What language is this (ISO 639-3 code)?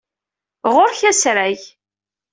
kab